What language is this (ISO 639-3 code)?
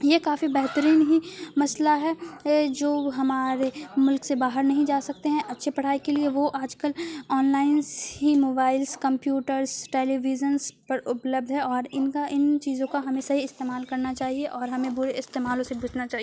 urd